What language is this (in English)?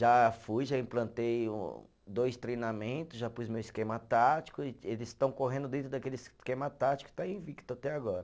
Portuguese